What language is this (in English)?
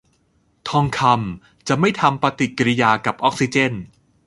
Thai